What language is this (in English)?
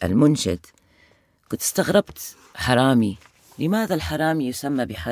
Arabic